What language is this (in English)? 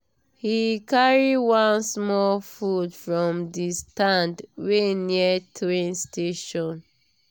Nigerian Pidgin